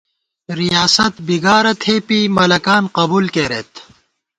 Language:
Gawar-Bati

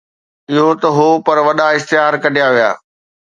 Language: Sindhi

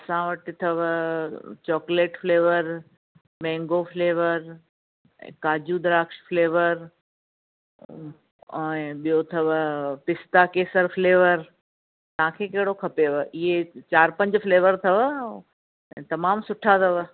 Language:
Sindhi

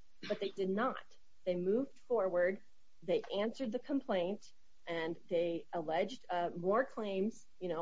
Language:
English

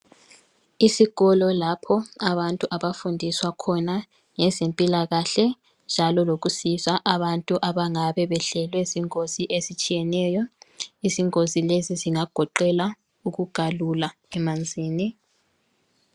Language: North Ndebele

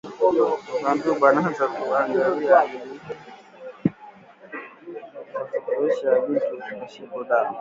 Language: Swahili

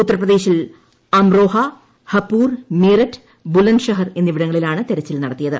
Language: Malayalam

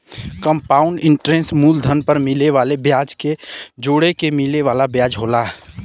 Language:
Bhojpuri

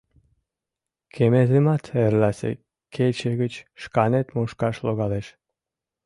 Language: Mari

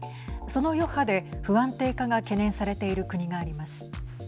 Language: Japanese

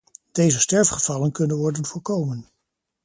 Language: Dutch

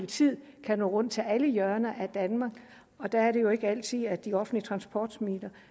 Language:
Danish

